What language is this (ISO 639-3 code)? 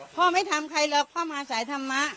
tha